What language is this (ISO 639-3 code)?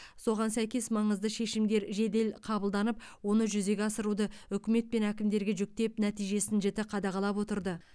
kaz